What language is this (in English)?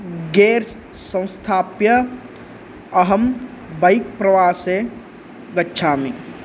Sanskrit